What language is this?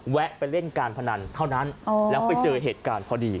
Thai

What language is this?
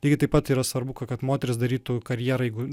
Lithuanian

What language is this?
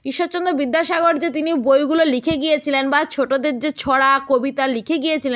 Bangla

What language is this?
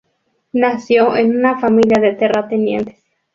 Spanish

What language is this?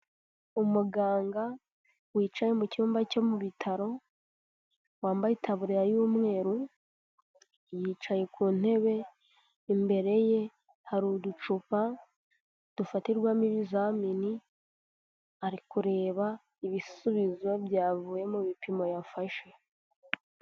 Kinyarwanda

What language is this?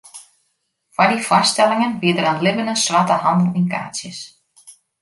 Western Frisian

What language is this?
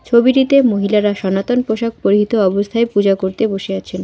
Bangla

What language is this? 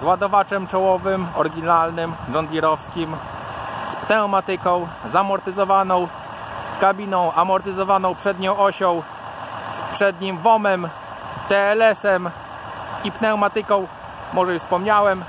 Polish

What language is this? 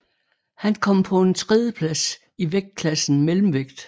Danish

